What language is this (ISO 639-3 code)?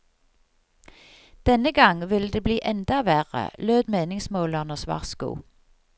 nor